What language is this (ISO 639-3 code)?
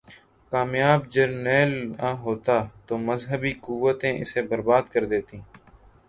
urd